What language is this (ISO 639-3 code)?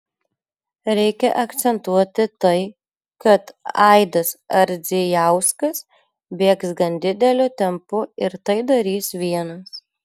lit